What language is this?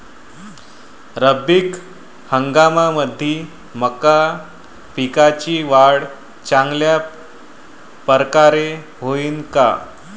Marathi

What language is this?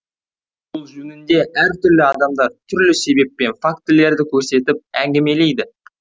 Kazakh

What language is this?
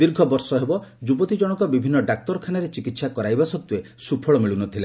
Odia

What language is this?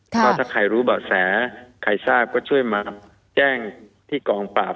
Thai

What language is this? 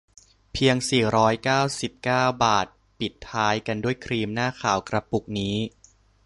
Thai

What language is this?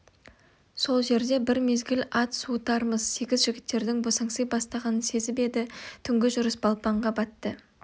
Kazakh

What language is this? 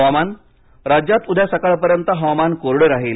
Marathi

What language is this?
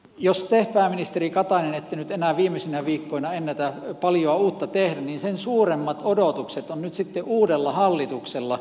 Finnish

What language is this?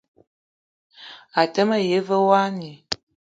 Eton (Cameroon)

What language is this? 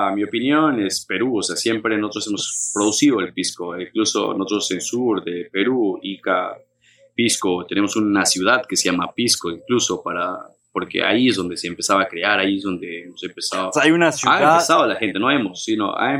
Spanish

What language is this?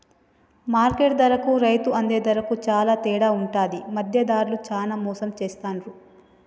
Telugu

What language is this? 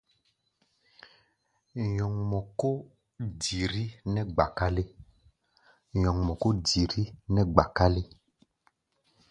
Gbaya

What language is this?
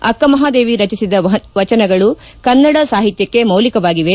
Kannada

